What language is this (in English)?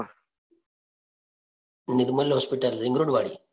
Gujarati